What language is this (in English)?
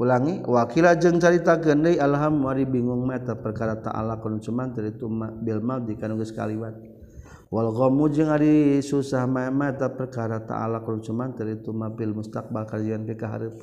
Malay